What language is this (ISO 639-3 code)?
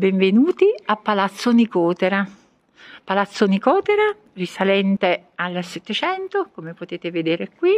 ita